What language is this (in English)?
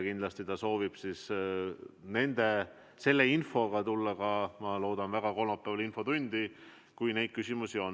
Estonian